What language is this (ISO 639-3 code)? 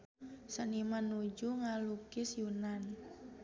sun